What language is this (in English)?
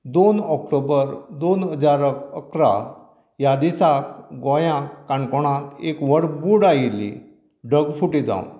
Konkani